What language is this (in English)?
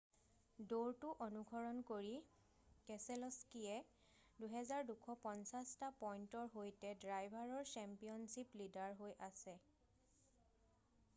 Assamese